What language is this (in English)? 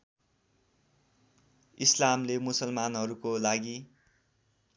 Nepali